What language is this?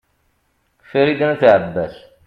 Kabyle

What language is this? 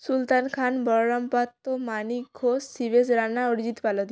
Bangla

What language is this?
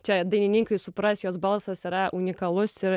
Lithuanian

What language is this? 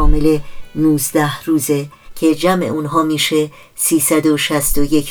Persian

